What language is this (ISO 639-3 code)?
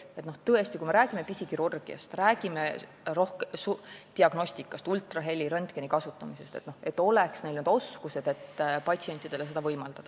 est